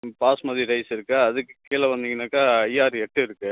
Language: Tamil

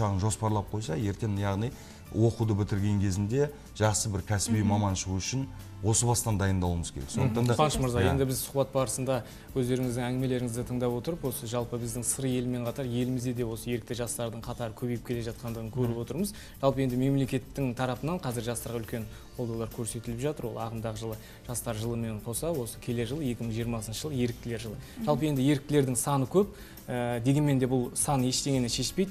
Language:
Russian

